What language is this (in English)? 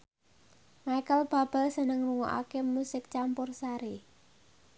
Javanese